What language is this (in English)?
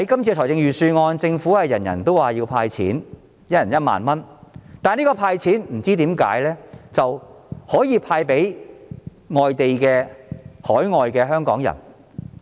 Cantonese